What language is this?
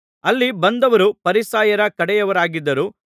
Kannada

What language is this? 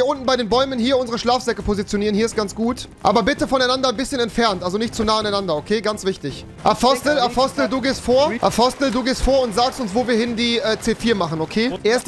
German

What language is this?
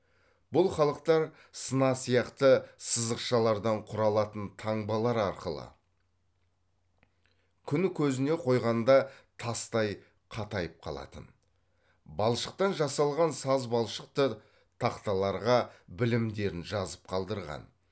Kazakh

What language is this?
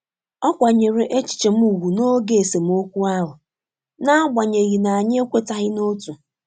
Igbo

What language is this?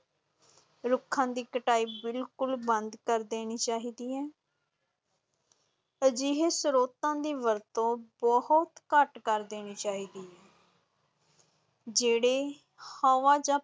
Punjabi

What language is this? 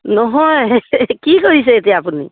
Assamese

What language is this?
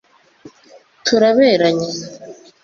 Kinyarwanda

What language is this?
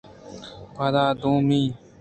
Eastern Balochi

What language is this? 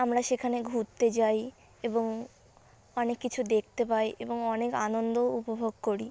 Bangla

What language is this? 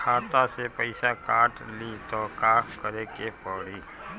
Bhojpuri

